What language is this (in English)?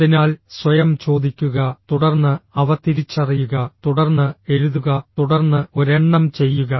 Malayalam